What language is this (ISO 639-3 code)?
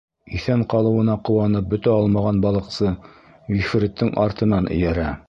bak